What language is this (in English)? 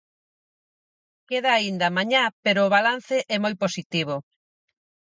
Galician